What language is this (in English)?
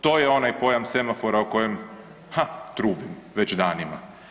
Croatian